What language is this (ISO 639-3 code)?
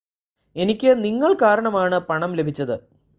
mal